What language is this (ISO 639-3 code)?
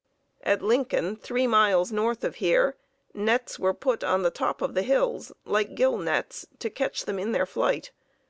eng